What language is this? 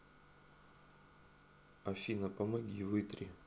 Russian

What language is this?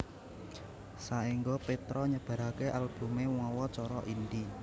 Javanese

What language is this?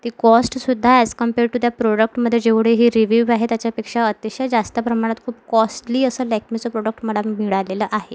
Marathi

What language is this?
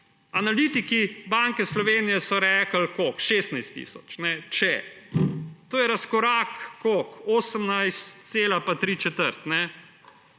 Slovenian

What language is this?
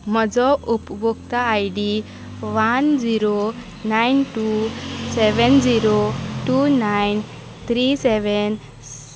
Konkani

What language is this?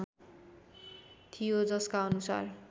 Nepali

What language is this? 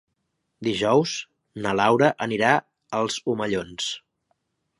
Catalan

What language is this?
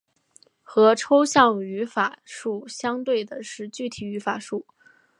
Chinese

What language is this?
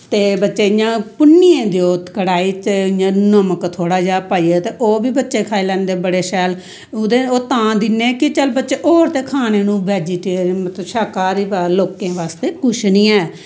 Dogri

